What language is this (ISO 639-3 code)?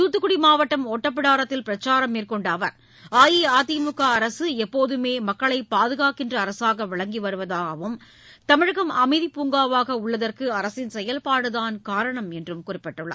tam